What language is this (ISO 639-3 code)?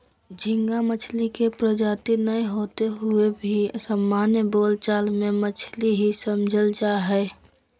mag